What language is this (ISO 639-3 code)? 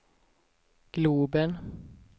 swe